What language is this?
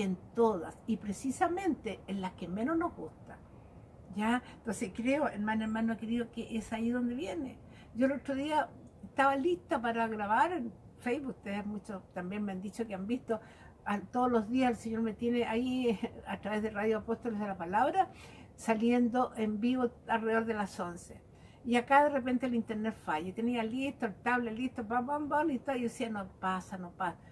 Spanish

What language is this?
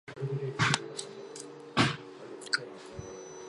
Chinese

